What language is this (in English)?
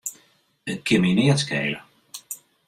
Western Frisian